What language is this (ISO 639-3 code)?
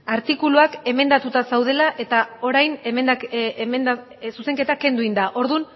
eus